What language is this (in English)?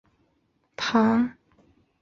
Chinese